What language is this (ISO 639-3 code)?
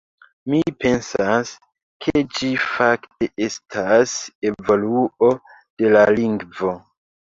epo